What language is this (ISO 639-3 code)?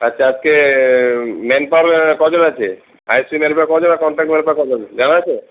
ben